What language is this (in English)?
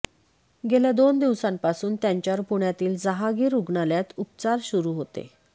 Marathi